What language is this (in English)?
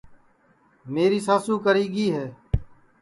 Sansi